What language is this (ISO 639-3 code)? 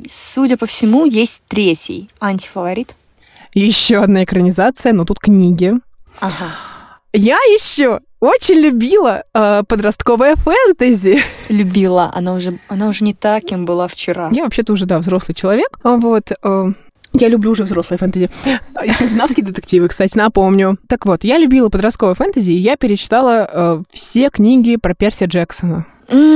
rus